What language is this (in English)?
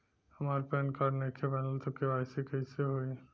Bhojpuri